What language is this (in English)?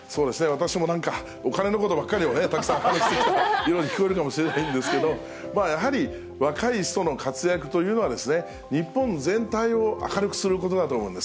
Japanese